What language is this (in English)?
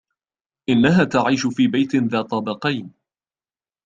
Arabic